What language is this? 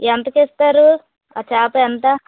Telugu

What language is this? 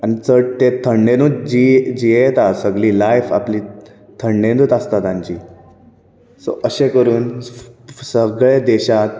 Konkani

